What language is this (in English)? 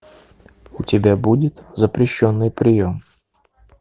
Russian